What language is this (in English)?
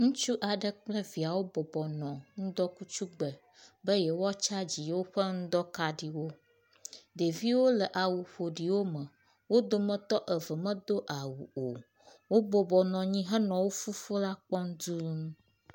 Ewe